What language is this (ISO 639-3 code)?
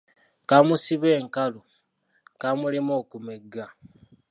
lug